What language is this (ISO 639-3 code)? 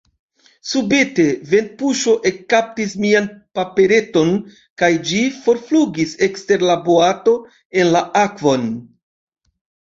epo